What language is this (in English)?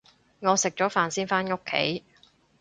Cantonese